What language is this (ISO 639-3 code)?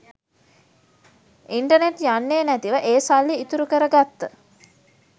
sin